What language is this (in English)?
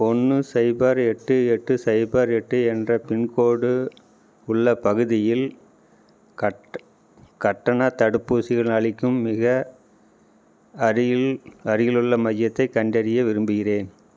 Tamil